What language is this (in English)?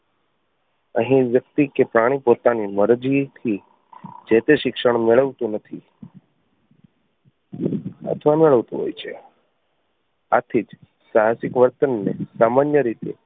Gujarati